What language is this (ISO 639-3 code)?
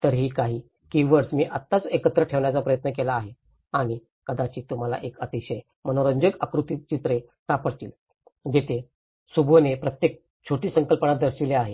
mar